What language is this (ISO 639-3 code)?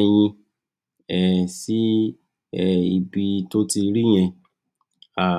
yor